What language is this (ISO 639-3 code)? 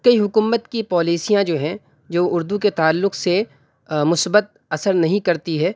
urd